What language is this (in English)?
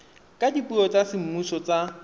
Tswana